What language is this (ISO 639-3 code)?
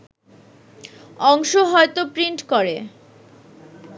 ben